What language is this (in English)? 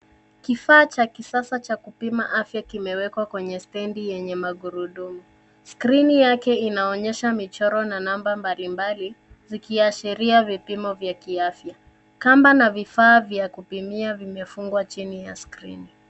Swahili